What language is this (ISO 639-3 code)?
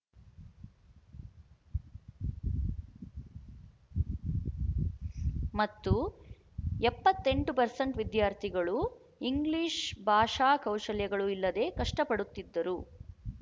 kan